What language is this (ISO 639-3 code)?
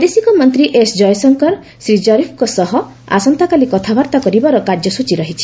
ori